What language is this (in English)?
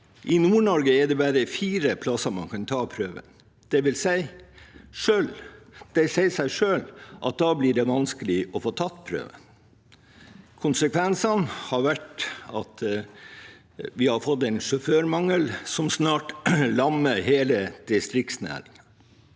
Norwegian